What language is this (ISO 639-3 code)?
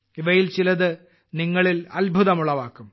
mal